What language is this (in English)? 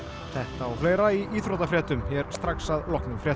Icelandic